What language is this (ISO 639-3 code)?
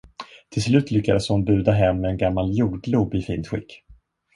swe